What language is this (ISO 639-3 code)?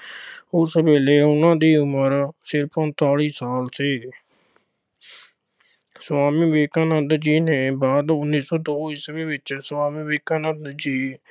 pan